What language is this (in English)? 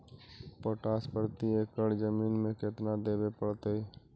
Magahi